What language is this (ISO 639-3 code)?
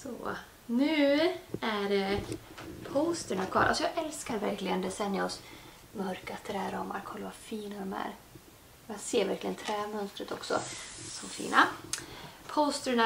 swe